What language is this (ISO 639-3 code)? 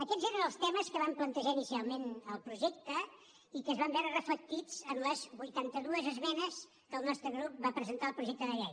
cat